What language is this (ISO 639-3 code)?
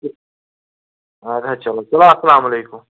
kas